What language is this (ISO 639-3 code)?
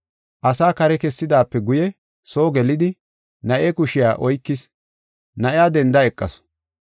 gof